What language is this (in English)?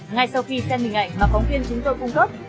Vietnamese